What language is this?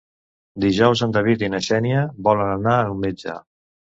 Catalan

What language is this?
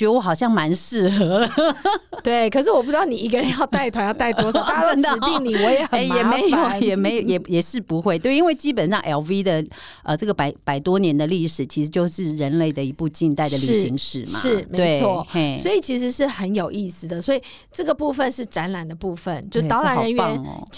Chinese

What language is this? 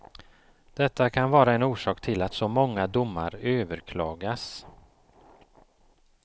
Swedish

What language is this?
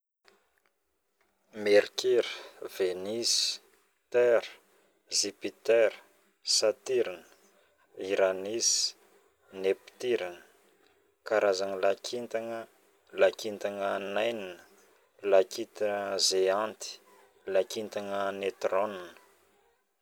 Northern Betsimisaraka Malagasy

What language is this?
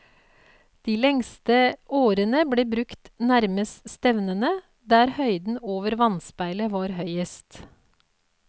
Norwegian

